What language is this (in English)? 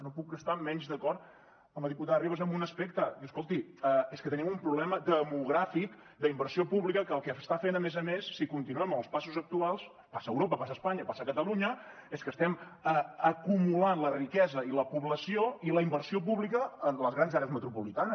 Catalan